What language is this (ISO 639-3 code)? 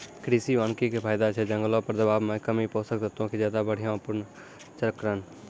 mai